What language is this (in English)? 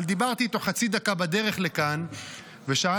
Hebrew